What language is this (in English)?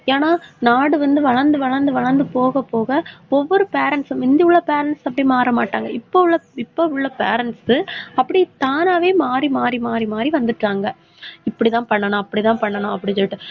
Tamil